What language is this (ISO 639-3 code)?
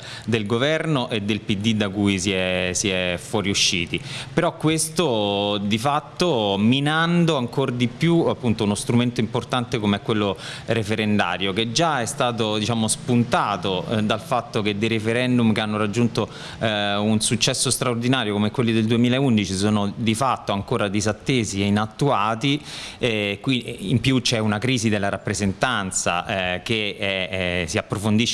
ita